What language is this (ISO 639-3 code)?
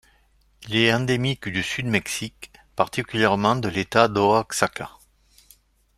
fra